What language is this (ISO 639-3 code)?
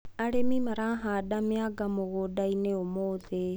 kik